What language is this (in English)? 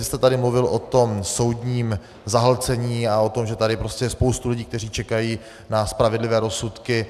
Czech